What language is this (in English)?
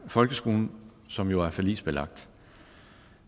Danish